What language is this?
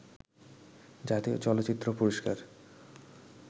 Bangla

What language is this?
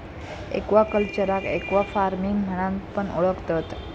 Marathi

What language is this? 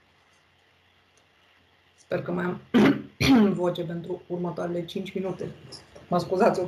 Romanian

